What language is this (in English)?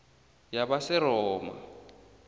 South Ndebele